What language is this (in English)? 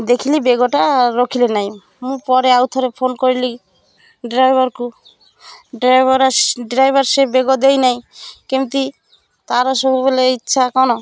Odia